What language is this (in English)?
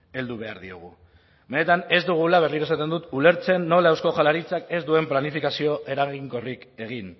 Basque